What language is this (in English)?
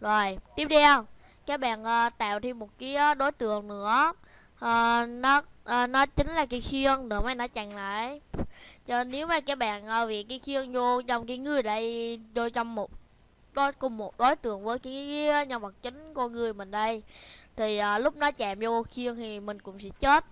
Vietnamese